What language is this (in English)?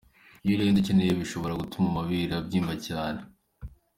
Kinyarwanda